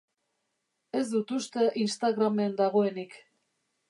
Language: Basque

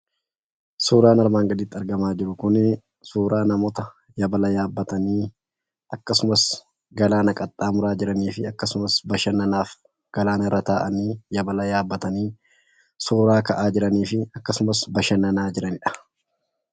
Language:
Oromo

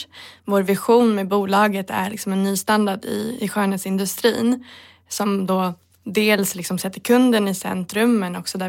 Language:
Swedish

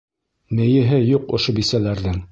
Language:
Bashkir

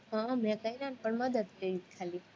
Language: Gujarati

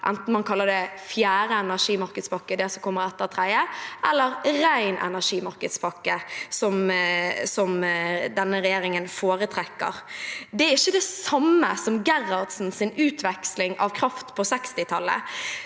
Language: Norwegian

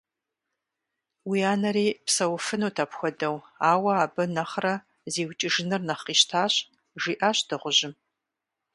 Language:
Kabardian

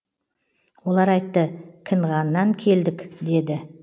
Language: Kazakh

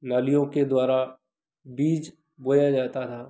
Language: Hindi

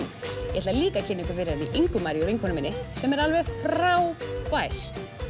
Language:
Icelandic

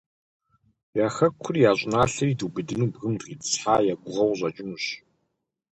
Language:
Kabardian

